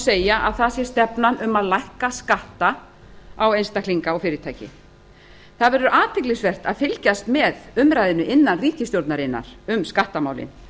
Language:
Icelandic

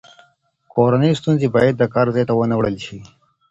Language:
Pashto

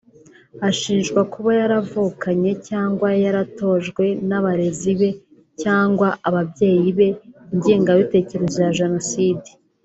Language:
Kinyarwanda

